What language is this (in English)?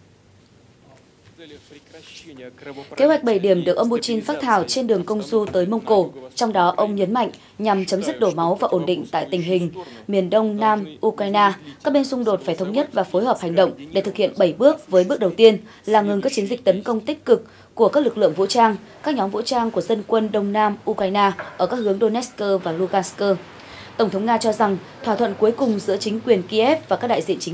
Vietnamese